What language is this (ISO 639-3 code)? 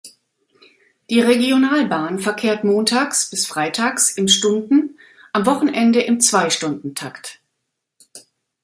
deu